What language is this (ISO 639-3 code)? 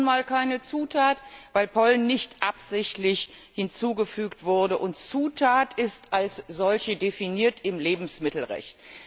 deu